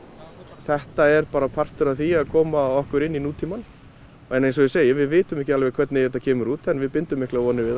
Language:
Icelandic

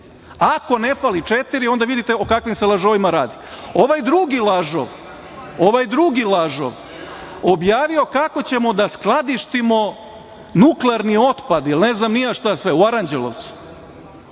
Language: Serbian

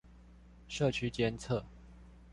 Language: Chinese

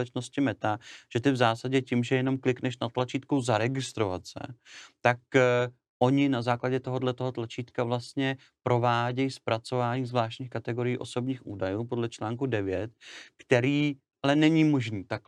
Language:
Czech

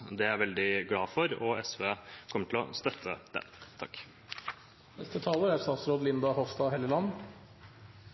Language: Norwegian Bokmål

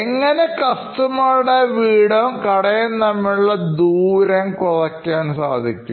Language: Malayalam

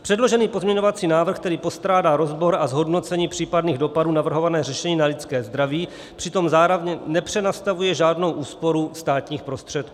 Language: Czech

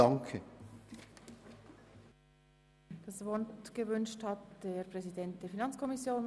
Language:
Swiss German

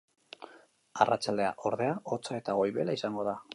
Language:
Basque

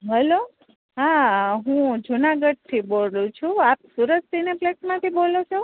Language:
Gujarati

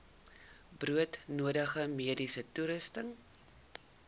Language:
Afrikaans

